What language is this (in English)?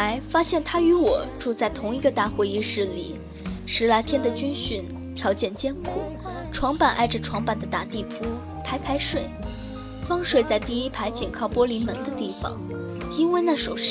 Chinese